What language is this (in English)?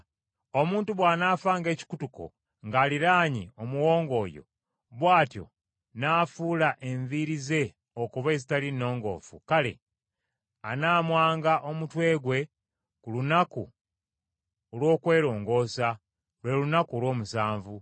Ganda